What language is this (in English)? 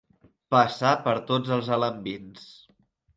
Catalan